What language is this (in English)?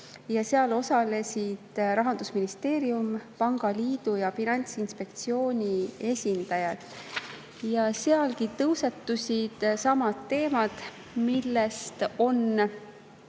Estonian